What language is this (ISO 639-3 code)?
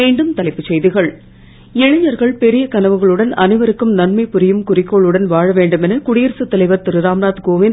tam